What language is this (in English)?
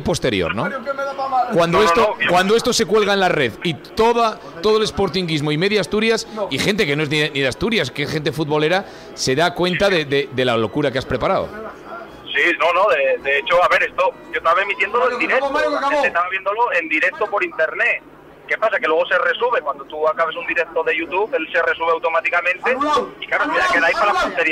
Spanish